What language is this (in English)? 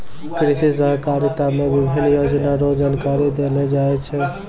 Maithili